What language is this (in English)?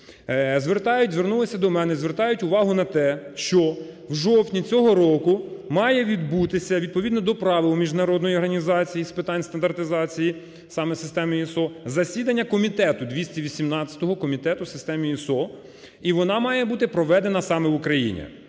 Ukrainian